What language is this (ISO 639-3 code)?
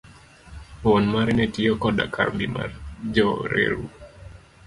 luo